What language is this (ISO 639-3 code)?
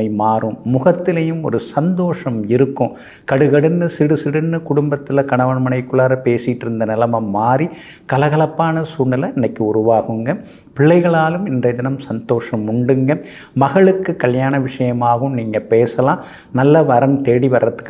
tam